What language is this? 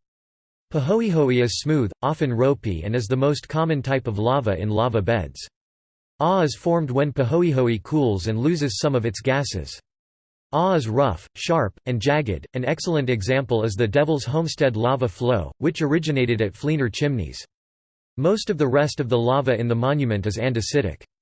English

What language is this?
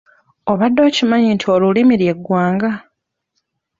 Ganda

